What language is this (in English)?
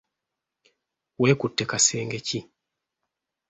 Ganda